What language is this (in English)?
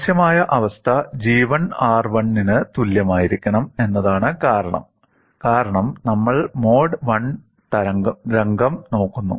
Malayalam